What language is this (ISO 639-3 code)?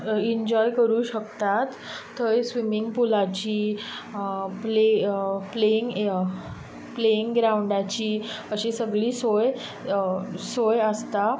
kok